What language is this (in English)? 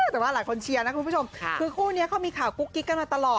Thai